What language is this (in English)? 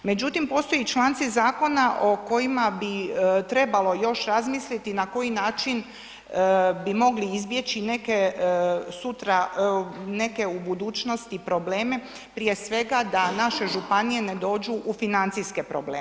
Croatian